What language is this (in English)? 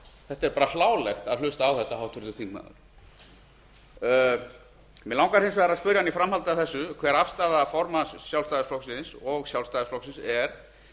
Icelandic